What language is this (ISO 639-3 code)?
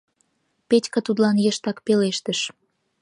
chm